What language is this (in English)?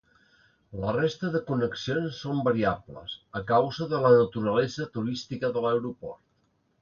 Catalan